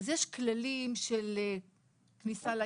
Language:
Hebrew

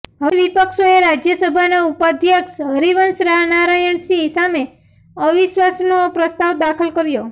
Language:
Gujarati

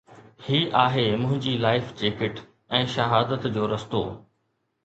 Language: Sindhi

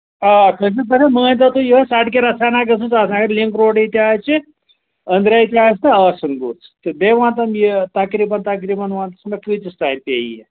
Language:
Kashmiri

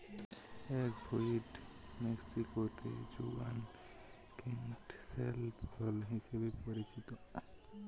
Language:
Bangla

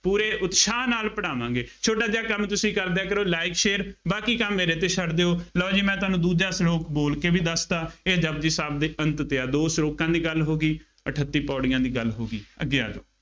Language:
Punjabi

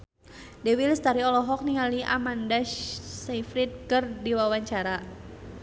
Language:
Sundanese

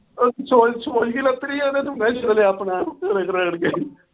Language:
Punjabi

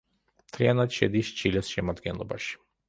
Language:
Georgian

